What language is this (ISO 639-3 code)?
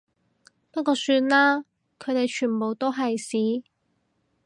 yue